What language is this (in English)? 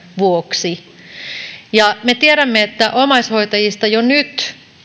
Finnish